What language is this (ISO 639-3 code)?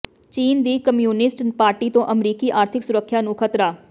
pan